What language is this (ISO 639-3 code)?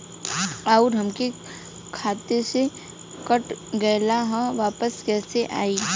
bho